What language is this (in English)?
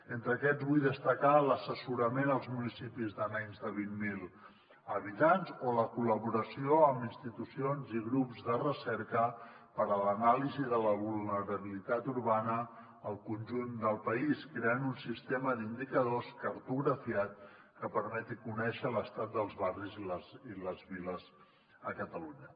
Catalan